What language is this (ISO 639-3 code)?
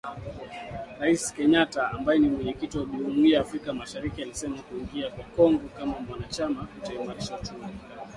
swa